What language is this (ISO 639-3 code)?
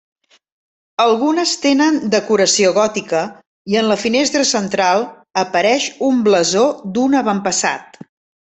cat